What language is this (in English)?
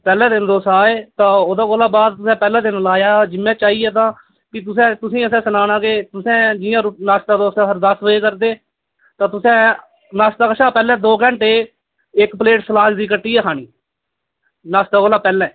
Dogri